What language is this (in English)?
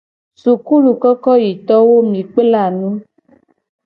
Gen